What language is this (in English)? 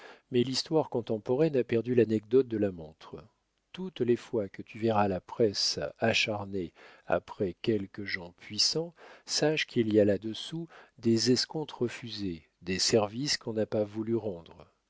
French